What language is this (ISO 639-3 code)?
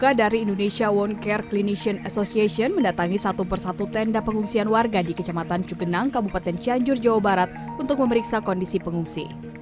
ind